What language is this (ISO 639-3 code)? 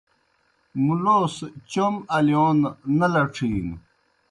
plk